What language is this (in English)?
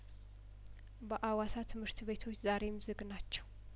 Amharic